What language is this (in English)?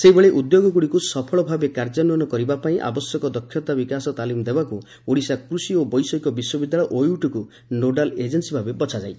Odia